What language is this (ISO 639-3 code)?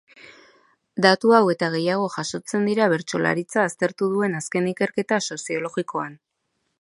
eus